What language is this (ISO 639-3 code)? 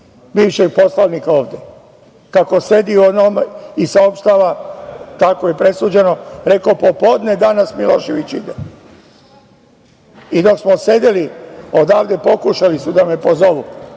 srp